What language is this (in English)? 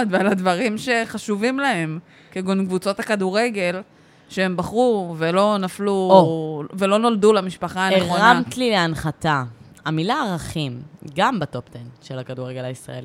Hebrew